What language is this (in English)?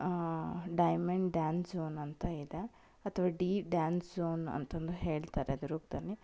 Kannada